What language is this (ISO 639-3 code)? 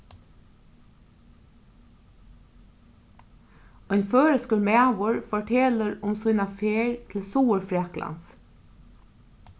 fao